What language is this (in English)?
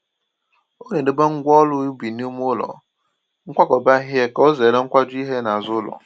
Igbo